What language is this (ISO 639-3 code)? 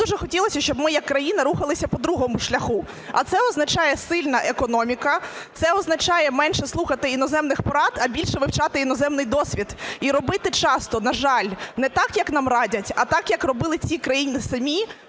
ukr